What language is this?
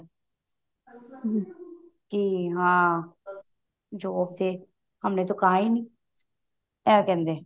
Punjabi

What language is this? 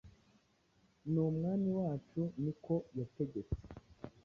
Kinyarwanda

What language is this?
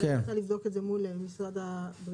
Hebrew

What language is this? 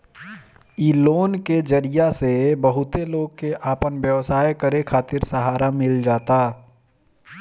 Bhojpuri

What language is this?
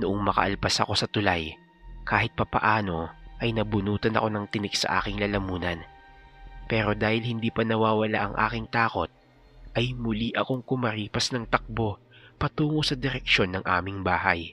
Filipino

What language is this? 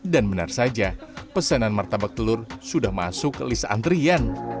Indonesian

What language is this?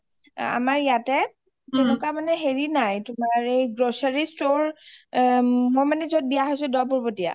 Assamese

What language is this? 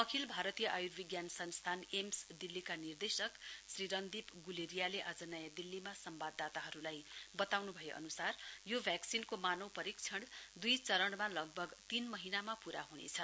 Nepali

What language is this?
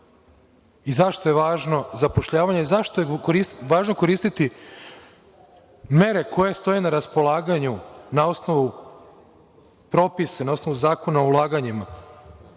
Serbian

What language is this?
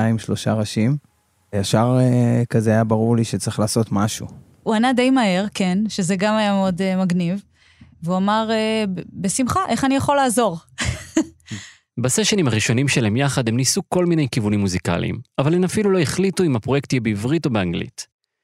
Hebrew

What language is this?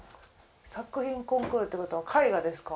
Japanese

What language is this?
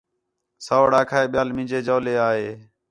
Khetrani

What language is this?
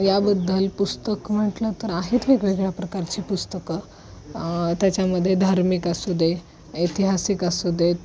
Marathi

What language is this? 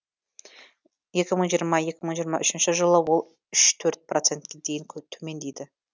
Kazakh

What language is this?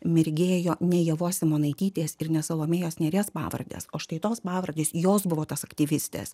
Lithuanian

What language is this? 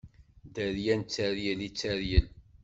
Kabyle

